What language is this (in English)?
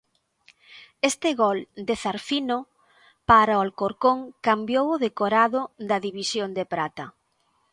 Galician